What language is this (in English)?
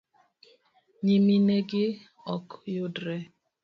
Luo (Kenya and Tanzania)